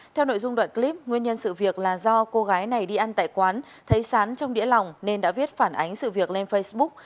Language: Vietnamese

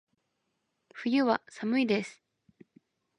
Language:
Japanese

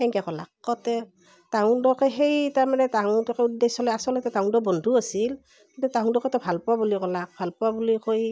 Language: Assamese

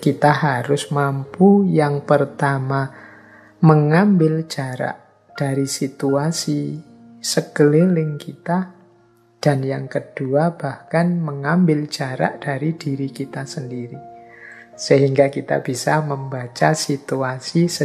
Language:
Indonesian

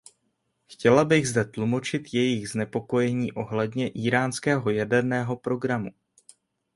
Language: Czech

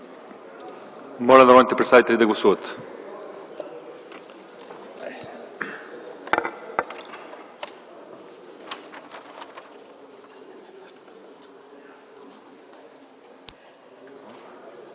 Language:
Bulgarian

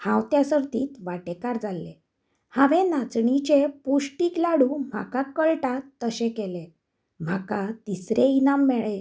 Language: Konkani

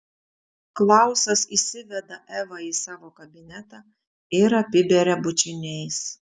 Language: Lithuanian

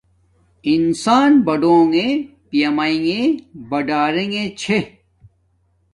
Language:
Domaaki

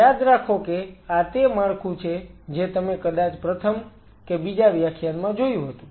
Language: Gujarati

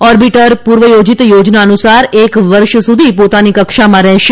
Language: Gujarati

